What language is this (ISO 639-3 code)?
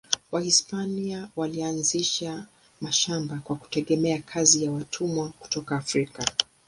swa